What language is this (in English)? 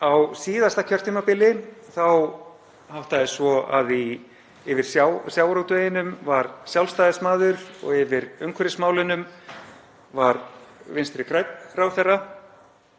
Icelandic